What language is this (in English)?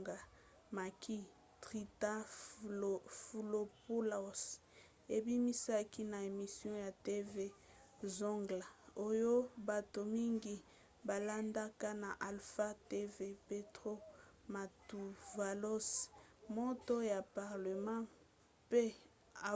Lingala